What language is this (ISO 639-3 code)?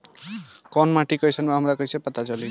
bho